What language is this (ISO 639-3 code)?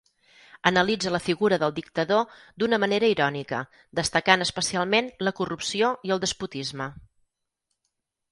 cat